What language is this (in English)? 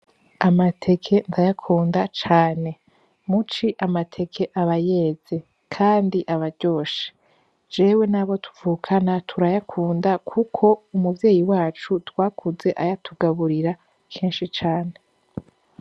Rundi